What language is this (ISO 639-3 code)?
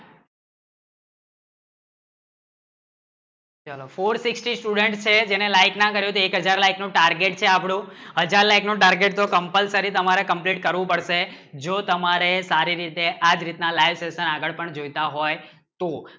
guj